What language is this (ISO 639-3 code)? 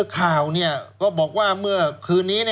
tha